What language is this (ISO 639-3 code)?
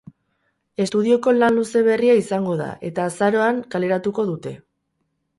eus